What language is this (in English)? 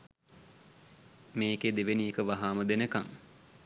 Sinhala